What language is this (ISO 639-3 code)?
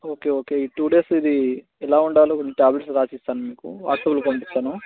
tel